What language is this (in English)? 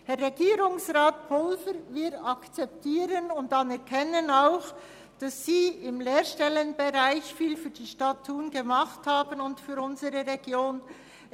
Swiss German